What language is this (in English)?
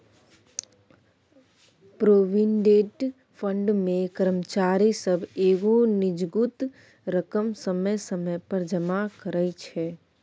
Maithili